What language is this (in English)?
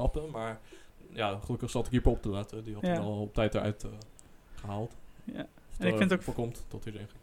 Dutch